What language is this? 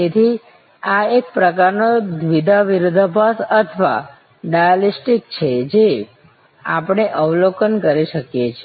Gujarati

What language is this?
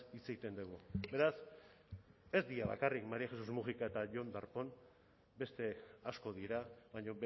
Basque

